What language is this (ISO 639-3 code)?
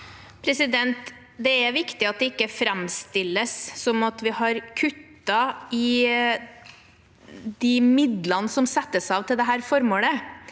nor